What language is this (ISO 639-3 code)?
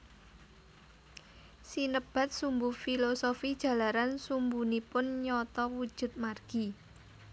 jav